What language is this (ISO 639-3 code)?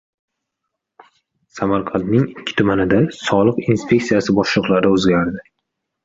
uzb